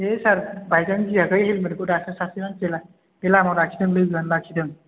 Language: Bodo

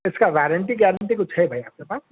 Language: Urdu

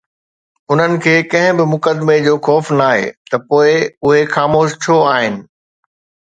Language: Sindhi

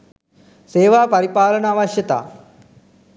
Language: Sinhala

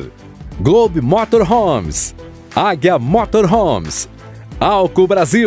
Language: Portuguese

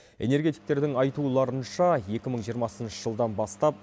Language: Kazakh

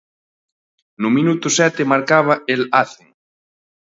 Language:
Galician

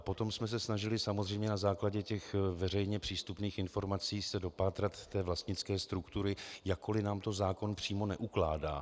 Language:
Czech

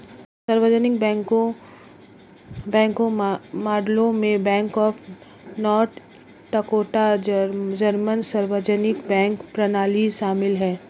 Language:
Hindi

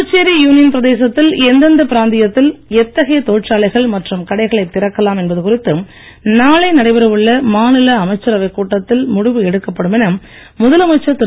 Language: Tamil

